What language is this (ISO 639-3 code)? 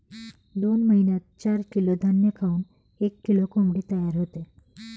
mar